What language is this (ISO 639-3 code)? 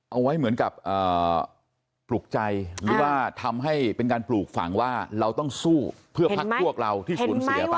tha